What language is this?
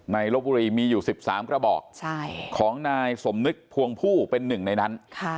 Thai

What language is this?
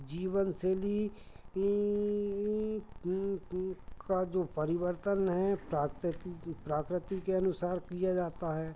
Hindi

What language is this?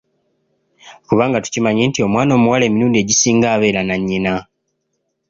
Ganda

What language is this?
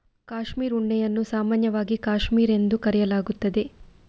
Kannada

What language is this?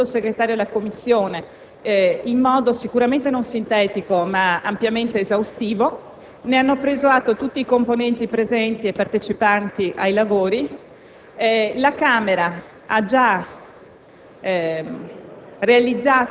Italian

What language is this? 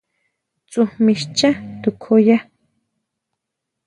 Huautla Mazatec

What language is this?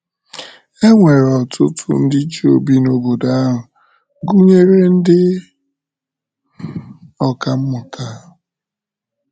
Igbo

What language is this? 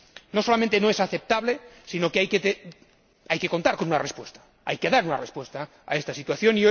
Spanish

